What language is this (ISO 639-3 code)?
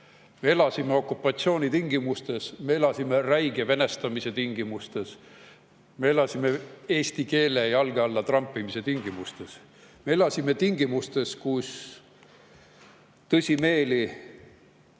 est